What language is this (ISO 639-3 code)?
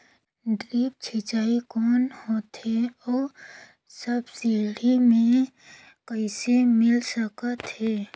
hne